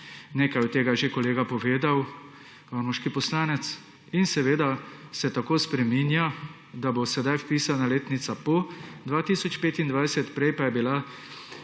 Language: Slovenian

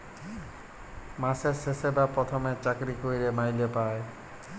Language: Bangla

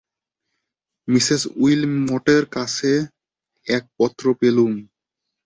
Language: Bangla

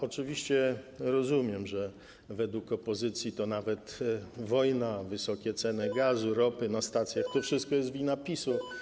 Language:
Polish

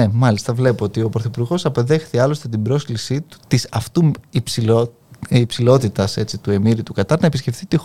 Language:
Greek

